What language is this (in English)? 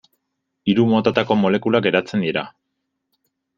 Basque